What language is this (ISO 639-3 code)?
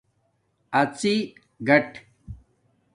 dmk